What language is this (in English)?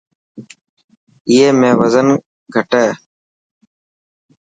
Dhatki